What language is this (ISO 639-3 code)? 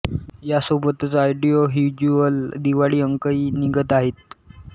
mar